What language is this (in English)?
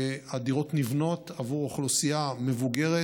Hebrew